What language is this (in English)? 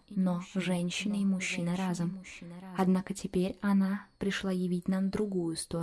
Russian